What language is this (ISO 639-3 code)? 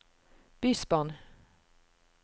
nor